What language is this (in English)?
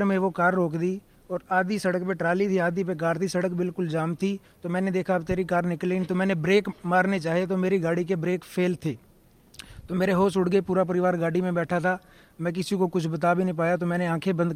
Hindi